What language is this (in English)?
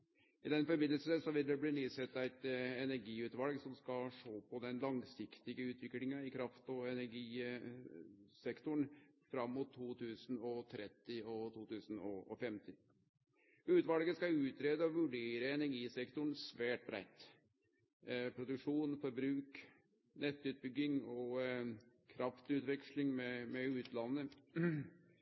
Norwegian Nynorsk